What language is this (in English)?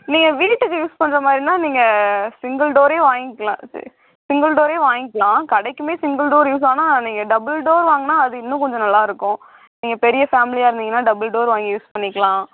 Tamil